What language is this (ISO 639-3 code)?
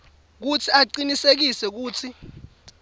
ssw